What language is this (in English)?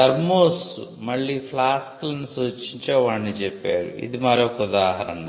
Telugu